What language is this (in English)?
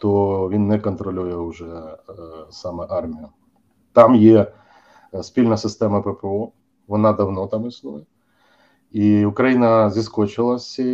Ukrainian